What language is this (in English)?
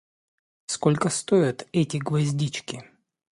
Russian